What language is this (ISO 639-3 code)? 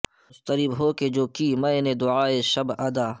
urd